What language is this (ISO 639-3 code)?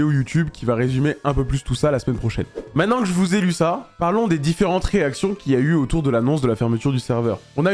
fra